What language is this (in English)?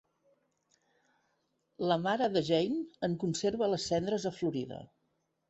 Catalan